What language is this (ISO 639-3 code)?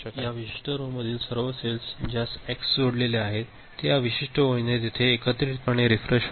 mar